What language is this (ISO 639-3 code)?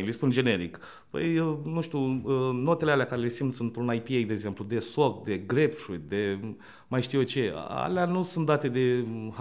ron